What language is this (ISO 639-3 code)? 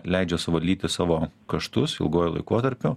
lit